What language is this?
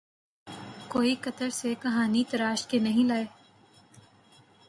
Urdu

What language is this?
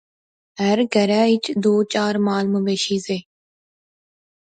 Pahari-Potwari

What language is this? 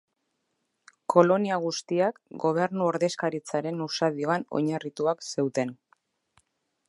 Basque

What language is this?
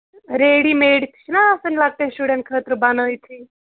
Kashmiri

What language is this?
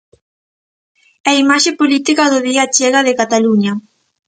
Galician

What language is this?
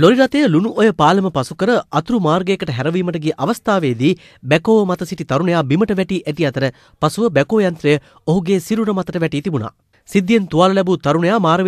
Romanian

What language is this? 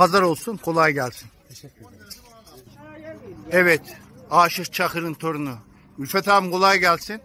Turkish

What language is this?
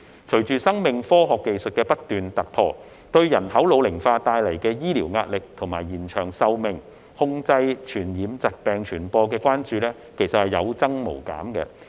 Cantonese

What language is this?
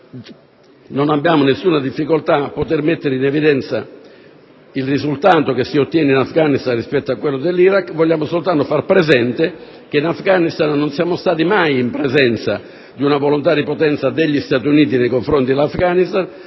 Italian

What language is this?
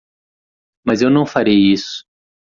Portuguese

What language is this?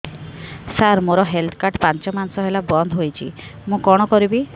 Odia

